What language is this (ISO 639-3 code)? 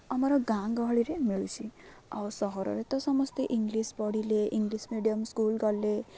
ori